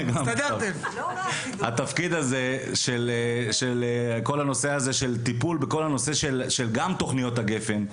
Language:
Hebrew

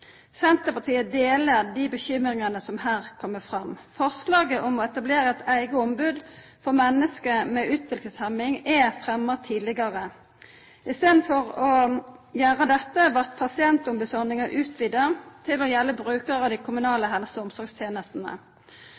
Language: Norwegian Nynorsk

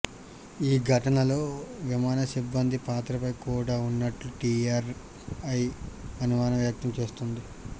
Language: Telugu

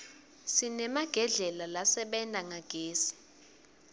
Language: Swati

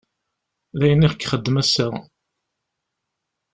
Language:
Kabyle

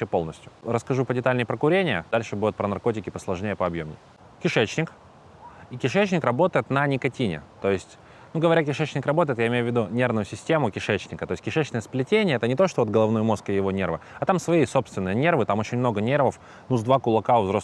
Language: Russian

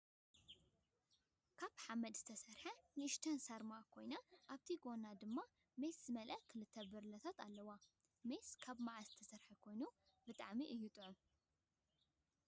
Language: Tigrinya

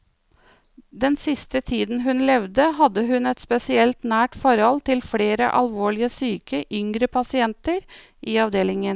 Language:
Norwegian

